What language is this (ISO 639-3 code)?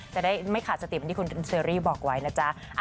tha